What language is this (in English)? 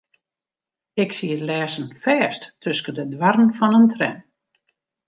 Western Frisian